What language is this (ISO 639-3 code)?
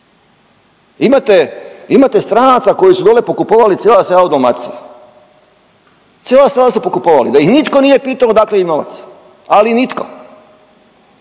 hrv